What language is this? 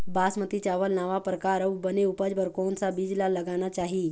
Chhattisgarhi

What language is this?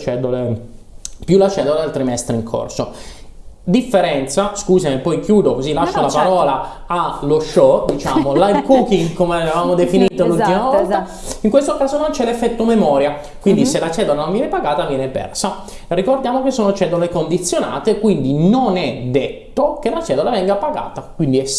Italian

